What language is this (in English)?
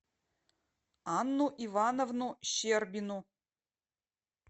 Russian